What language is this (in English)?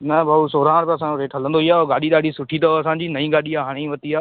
Sindhi